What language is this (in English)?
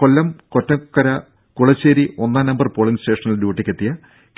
Malayalam